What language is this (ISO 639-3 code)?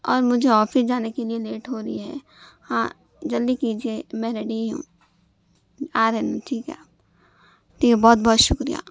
urd